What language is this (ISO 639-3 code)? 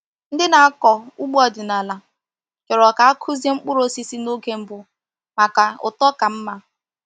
ibo